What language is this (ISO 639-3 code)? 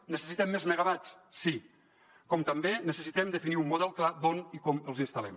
cat